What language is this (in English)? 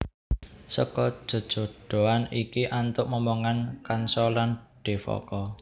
Javanese